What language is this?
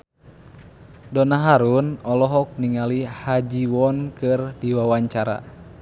Sundanese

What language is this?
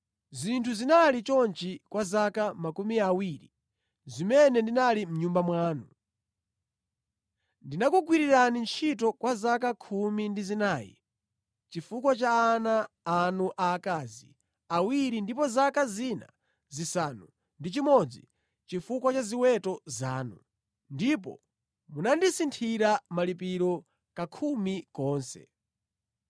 Nyanja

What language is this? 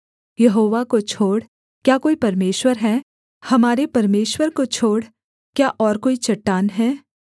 Hindi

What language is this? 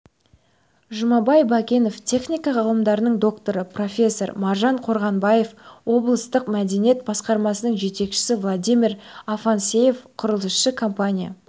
Kazakh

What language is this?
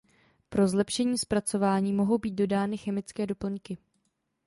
Czech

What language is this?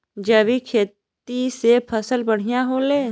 Bhojpuri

